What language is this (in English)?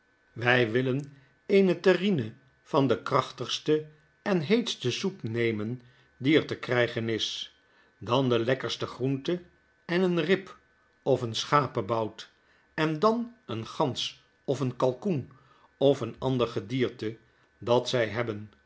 Dutch